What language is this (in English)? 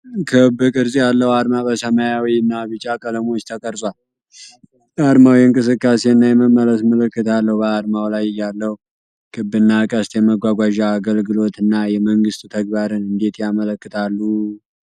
Amharic